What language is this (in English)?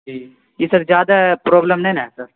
Urdu